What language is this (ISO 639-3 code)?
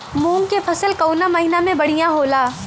bho